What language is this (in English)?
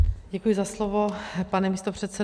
Czech